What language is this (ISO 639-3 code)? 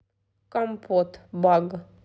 rus